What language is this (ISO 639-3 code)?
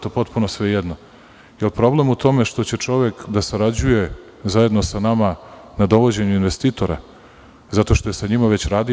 srp